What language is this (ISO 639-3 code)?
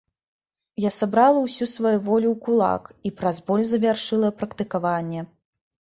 bel